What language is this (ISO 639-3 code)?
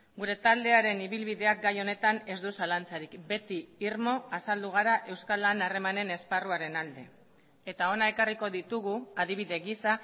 eus